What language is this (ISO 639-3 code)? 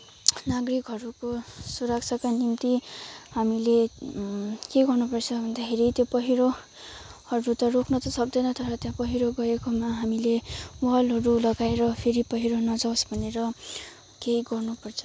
nep